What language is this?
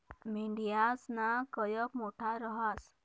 Marathi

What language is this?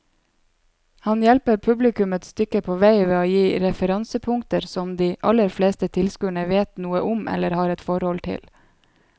Norwegian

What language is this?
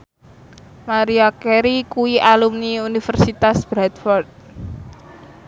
Javanese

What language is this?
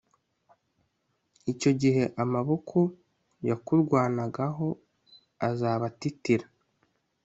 Kinyarwanda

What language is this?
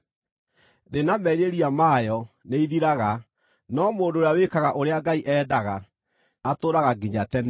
Kikuyu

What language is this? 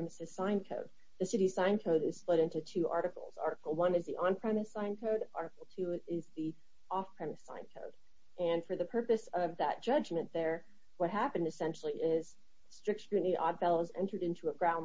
English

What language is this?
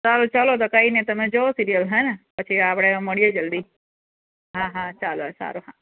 Gujarati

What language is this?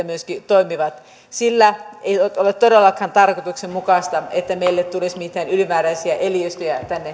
Finnish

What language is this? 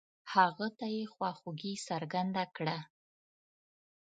Pashto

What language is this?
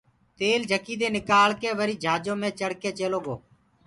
Gurgula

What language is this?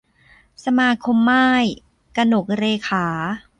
Thai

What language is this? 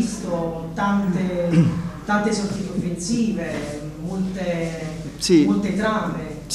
Italian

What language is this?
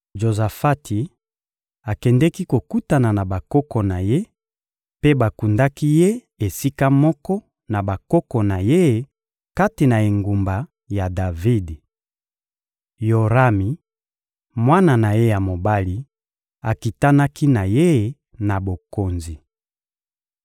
Lingala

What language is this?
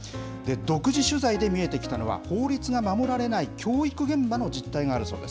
Japanese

